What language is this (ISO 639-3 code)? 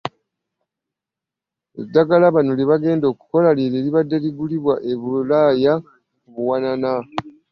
lug